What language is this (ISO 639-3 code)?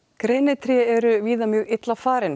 isl